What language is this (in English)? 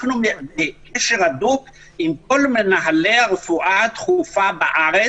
Hebrew